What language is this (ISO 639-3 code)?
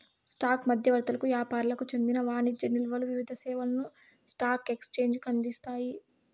tel